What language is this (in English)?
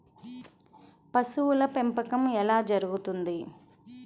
Telugu